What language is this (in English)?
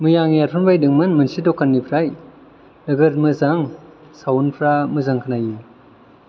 Bodo